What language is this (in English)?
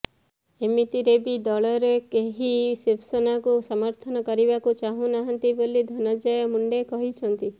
Odia